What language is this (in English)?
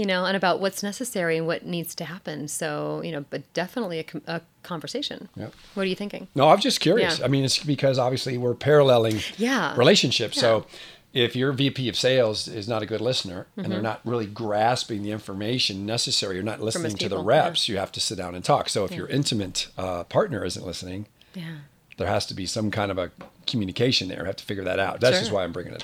English